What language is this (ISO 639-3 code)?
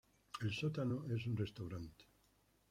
spa